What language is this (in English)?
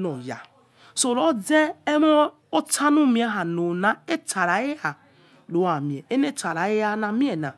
Yekhee